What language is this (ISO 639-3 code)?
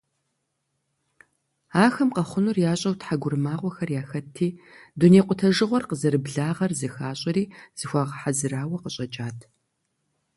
kbd